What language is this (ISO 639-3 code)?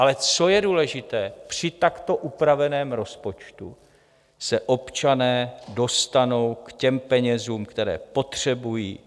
ces